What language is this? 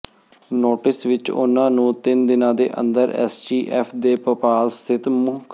Punjabi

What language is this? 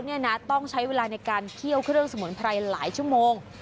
Thai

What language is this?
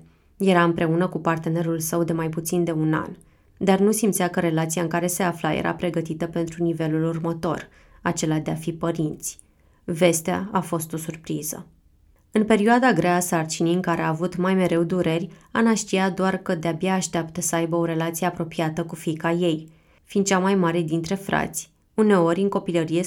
Romanian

